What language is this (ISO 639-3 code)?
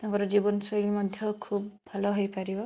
ori